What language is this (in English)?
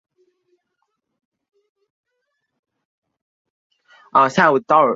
Chinese